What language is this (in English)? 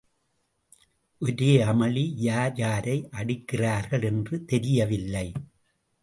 Tamil